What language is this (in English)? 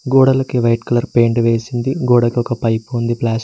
Telugu